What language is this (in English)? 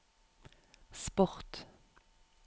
Norwegian